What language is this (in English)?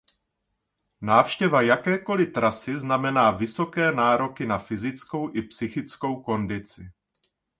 Czech